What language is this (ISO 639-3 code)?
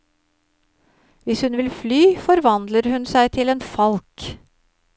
nor